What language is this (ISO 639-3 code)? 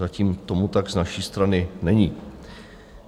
ces